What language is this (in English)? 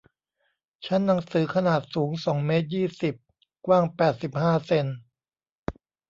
Thai